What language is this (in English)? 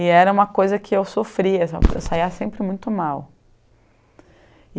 Portuguese